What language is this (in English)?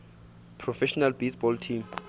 Southern Sotho